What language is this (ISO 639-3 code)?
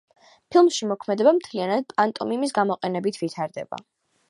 kat